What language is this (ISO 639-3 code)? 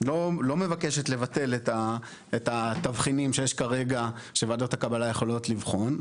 heb